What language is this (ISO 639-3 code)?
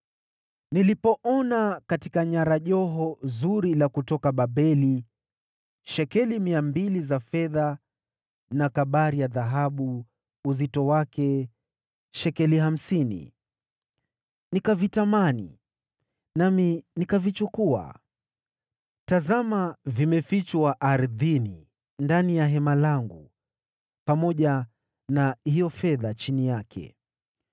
swa